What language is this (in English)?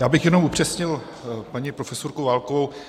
Czech